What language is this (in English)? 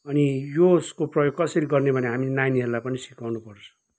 Nepali